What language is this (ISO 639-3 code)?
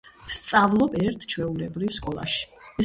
kat